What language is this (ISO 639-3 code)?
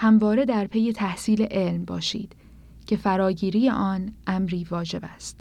fas